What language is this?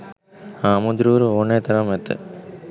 Sinhala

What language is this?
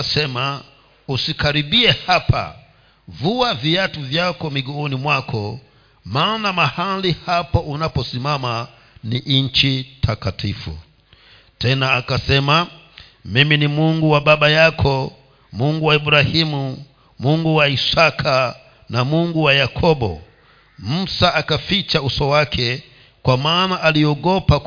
Swahili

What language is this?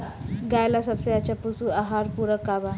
Bhojpuri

